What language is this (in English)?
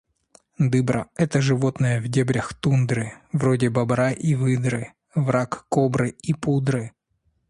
Russian